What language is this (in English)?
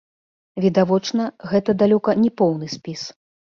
Belarusian